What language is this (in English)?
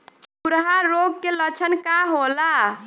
Bhojpuri